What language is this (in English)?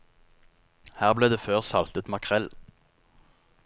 Norwegian